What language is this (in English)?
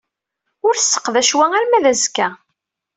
Kabyle